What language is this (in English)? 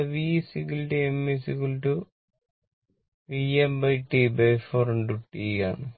Malayalam